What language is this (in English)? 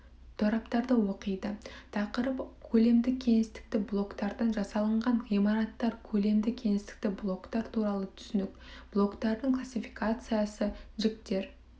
Kazakh